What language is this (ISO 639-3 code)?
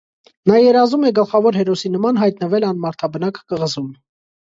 hye